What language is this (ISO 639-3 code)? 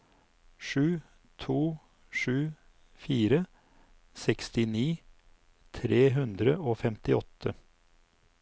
nor